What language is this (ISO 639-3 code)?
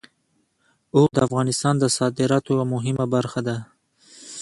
pus